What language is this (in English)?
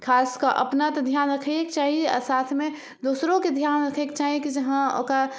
Maithili